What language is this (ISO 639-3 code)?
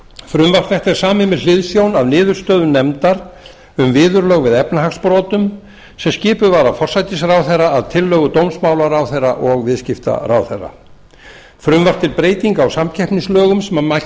isl